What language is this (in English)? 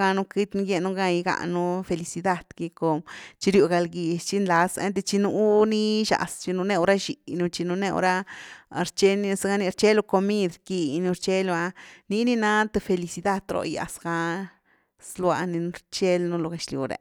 Güilá Zapotec